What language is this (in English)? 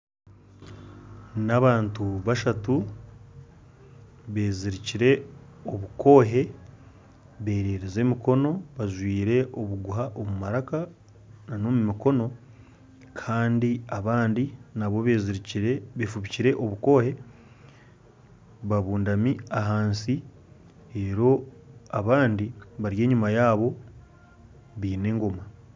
Nyankole